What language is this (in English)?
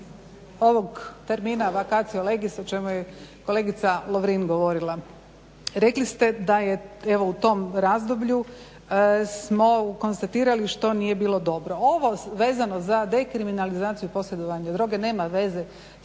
Croatian